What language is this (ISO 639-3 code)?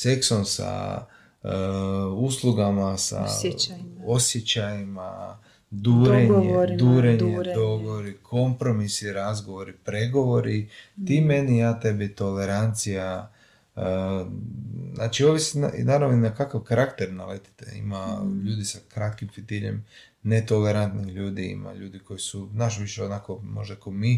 hrv